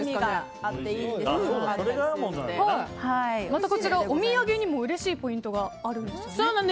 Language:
Japanese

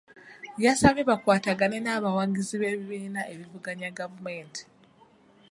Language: Ganda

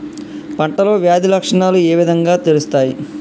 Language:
Telugu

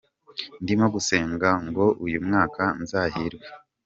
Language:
Kinyarwanda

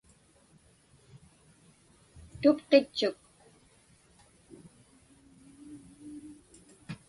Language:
Inupiaq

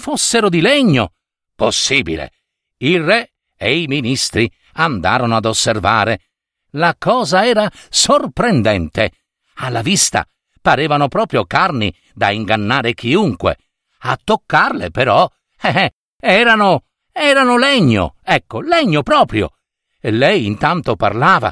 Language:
Italian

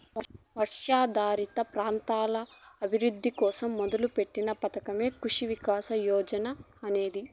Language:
Telugu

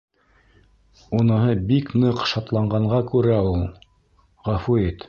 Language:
Bashkir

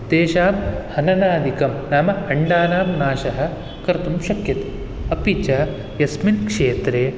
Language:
Sanskrit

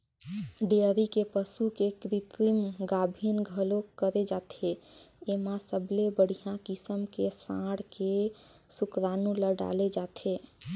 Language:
Chhattisgarhi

